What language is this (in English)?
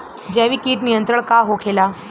Bhojpuri